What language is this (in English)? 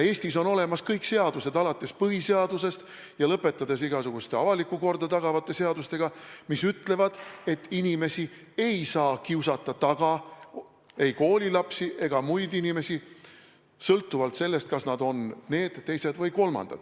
Estonian